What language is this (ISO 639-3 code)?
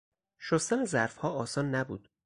fas